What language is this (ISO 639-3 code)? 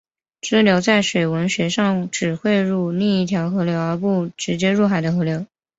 zho